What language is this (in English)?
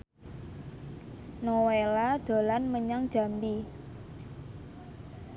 Javanese